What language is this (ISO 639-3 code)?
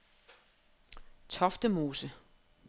dan